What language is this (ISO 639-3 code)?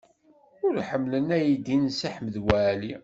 kab